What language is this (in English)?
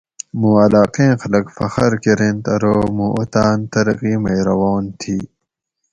Gawri